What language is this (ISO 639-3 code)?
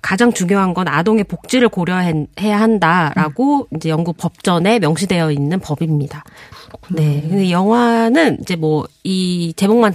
kor